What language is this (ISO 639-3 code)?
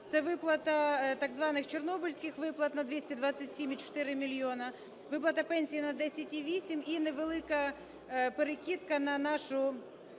ukr